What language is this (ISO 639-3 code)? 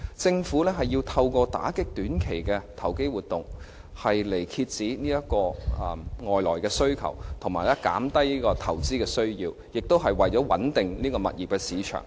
yue